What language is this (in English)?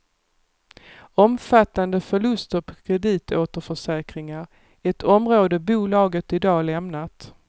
Swedish